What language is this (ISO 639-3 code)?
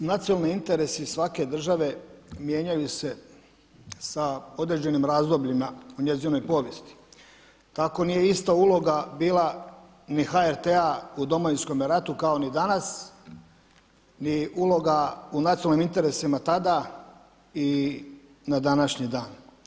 hrv